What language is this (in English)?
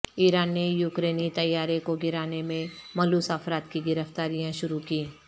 Urdu